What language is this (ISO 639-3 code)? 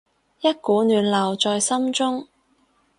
yue